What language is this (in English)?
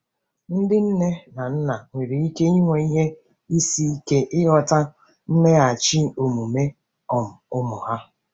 Igbo